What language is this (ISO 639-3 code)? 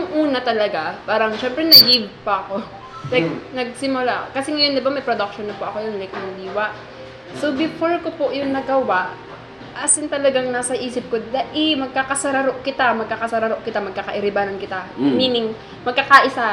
fil